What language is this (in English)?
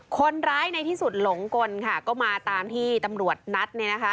Thai